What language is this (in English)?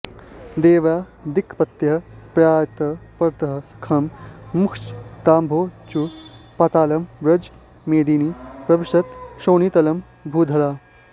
Sanskrit